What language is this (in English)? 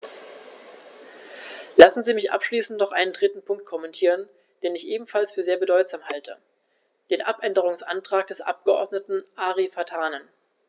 German